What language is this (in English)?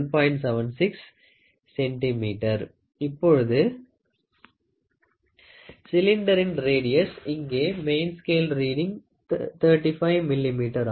Tamil